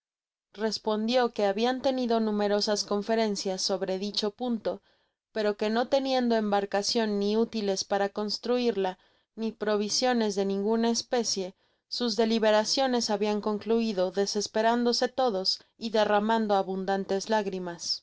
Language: Spanish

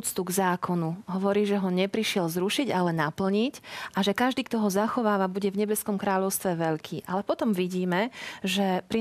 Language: Slovak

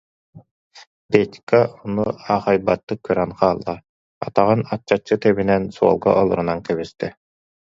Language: Yakut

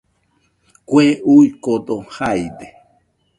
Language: Nüpode Huitoto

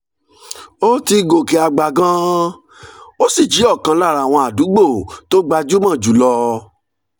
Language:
Yoruba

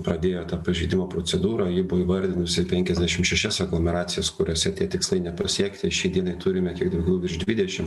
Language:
Lithuanian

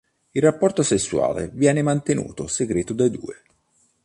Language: Italian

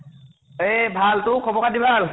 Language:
Assamese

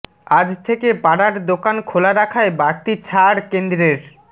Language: Bangla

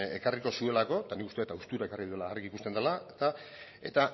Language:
Basque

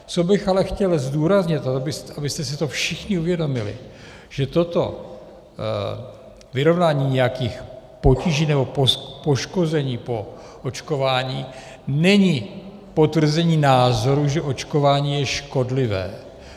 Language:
Czech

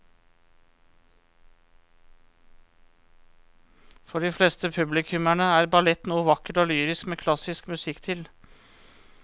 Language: Norwegian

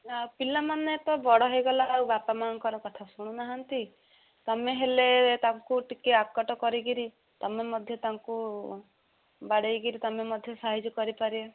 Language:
Odia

